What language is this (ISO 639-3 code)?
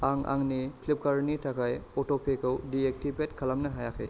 brx